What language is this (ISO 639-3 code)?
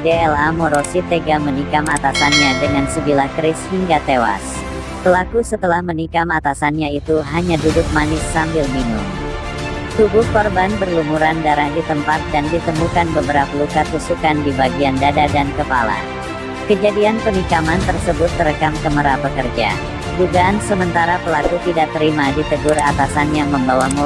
ind